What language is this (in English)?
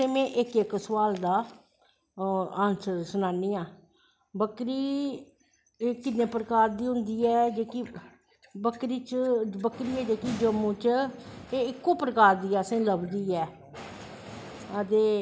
Dogri